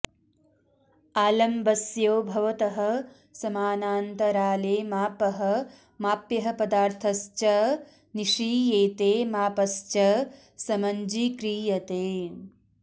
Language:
Sanskrit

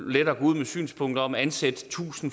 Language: Danish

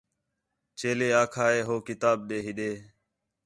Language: Khetrani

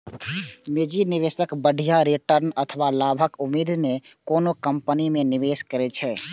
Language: Maithili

